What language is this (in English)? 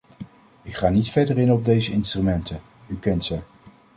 Dutch